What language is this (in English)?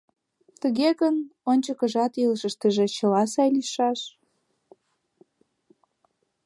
Mari